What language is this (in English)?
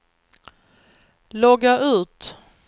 Swedish